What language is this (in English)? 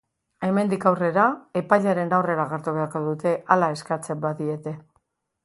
Basque